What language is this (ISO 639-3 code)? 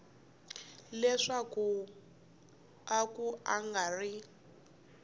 tso